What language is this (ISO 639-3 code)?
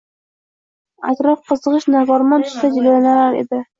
uzb